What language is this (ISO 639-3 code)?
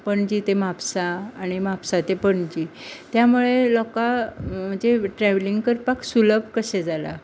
kok